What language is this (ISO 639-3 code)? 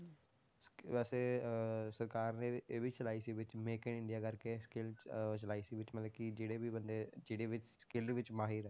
pan